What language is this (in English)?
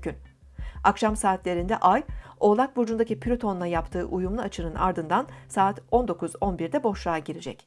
Turkish